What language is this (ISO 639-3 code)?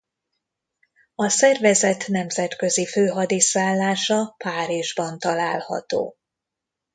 hun